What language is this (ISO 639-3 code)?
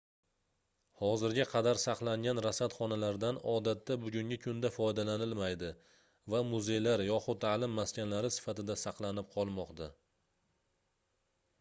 uzb